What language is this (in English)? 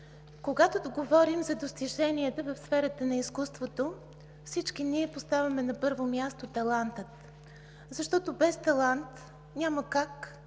Bulgarian